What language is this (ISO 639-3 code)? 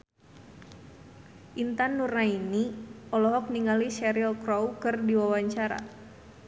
sun